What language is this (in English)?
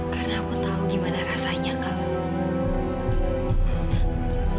Indonesian